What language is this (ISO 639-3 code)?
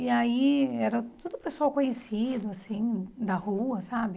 por